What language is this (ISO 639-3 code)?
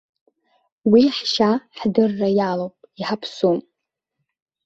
abk